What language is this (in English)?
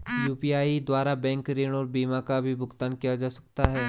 Hindi